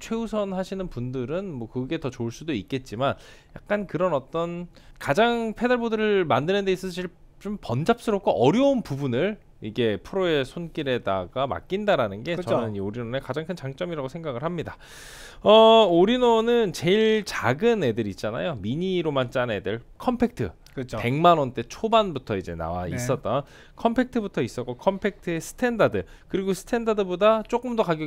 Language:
Korean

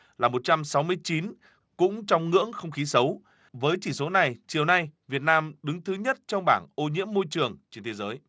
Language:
Vietnamese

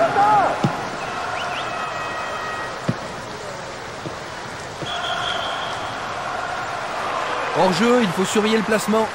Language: French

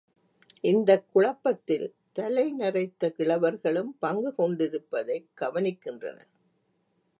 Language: Tamil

